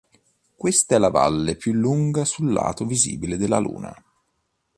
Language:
Italian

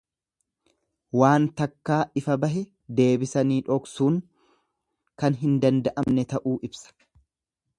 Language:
Oromo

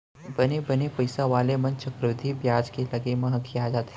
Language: Chhattisgarhi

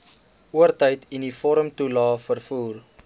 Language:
Afrikaans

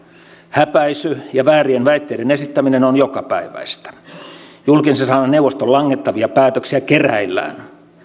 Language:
Finnish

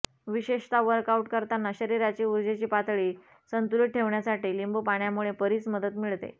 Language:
Marathi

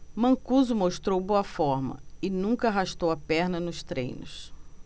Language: Portuguese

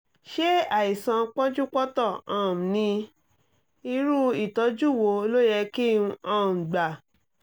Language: Yoruba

